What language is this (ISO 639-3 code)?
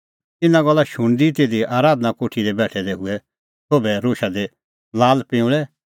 kfx